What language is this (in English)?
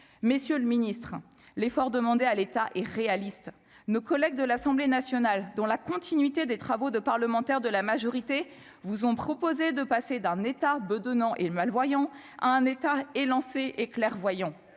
French